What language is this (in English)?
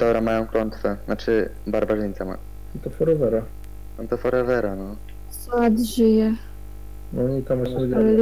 Polish